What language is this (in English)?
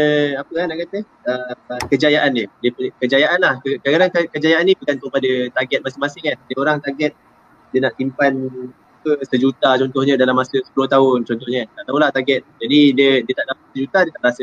Malay